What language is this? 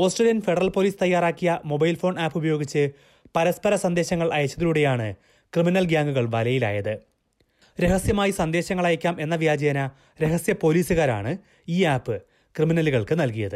Malayalam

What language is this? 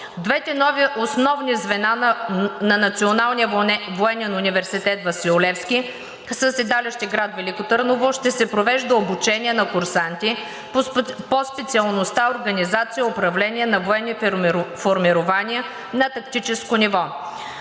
Bulgarian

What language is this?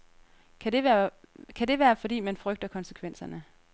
Danish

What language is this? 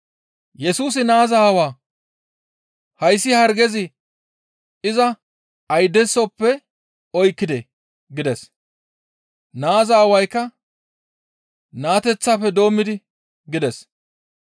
Gamo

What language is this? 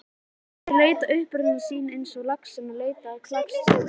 Icelandic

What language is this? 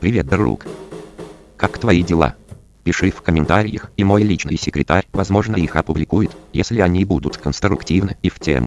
Russian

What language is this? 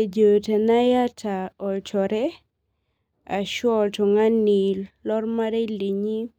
Masai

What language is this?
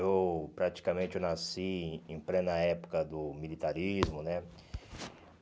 Portuguese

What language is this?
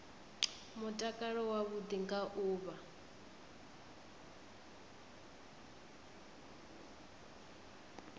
Venda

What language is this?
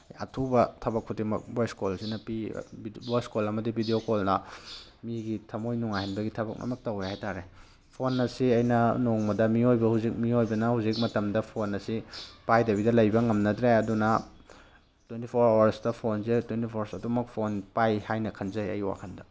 Manipuri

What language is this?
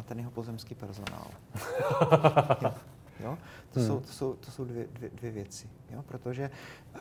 Czech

